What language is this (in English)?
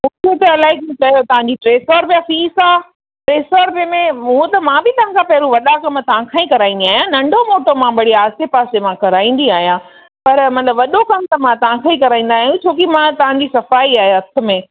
Sindhi